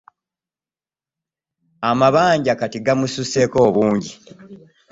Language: Ganda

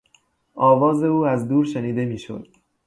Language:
Persian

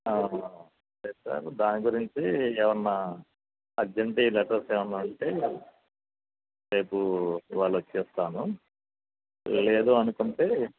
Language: Telugu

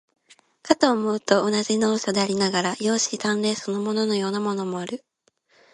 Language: Japanese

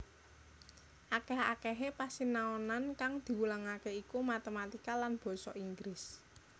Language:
Javanese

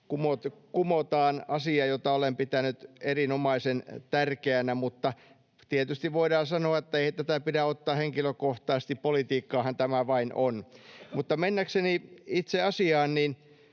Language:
Finnish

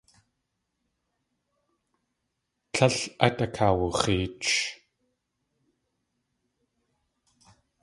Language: Tlingit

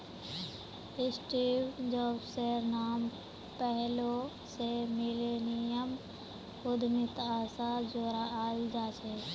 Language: Magahi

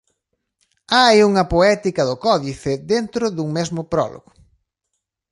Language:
Galician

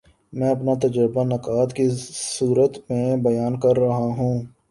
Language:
Urdu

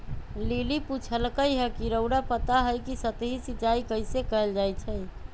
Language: Magahi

